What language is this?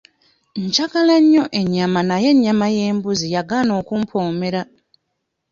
Ganda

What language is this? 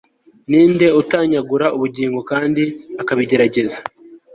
Kinyarwanda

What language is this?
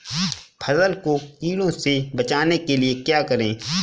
Hindi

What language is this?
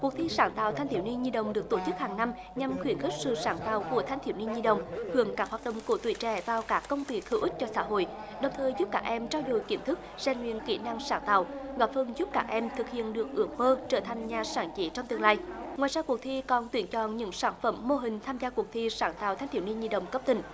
Vietnamese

